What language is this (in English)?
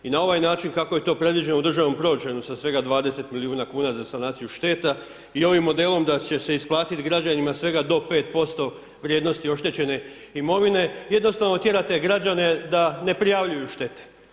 Croatian